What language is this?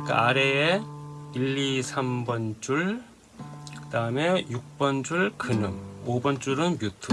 Korean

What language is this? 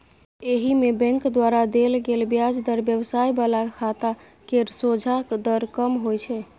Maithili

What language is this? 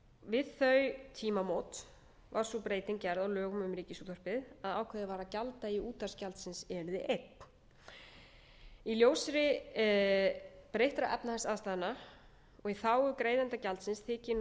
Icelandic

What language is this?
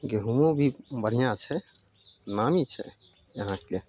Maithili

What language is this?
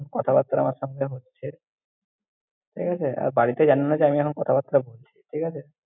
Bangla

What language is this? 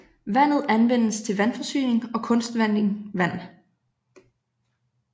Danish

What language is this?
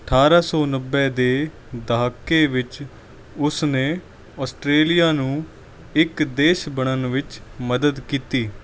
Punjabi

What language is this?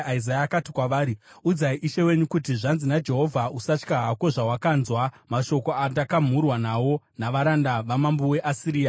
Shona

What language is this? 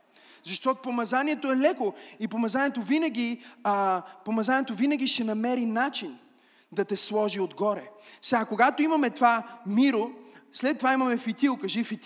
Bulgarian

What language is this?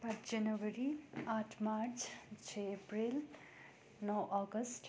Nepali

